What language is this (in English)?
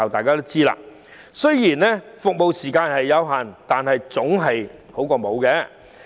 Cantonese